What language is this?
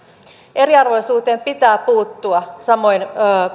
Finnish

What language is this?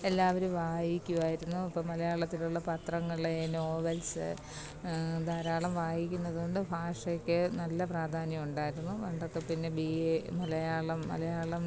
Malayalam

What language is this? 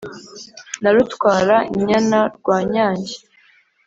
Kinyarwanda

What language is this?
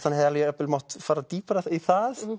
Icelandic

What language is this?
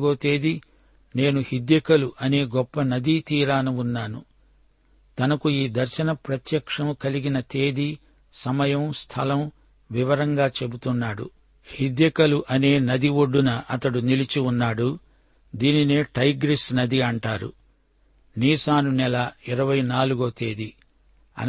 Telugu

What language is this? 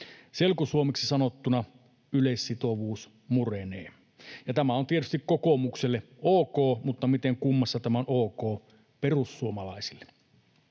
Finnish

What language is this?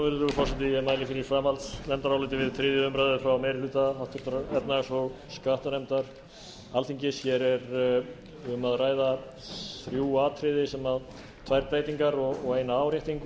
Icelandic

